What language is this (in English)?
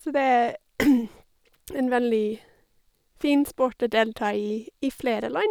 Norwegian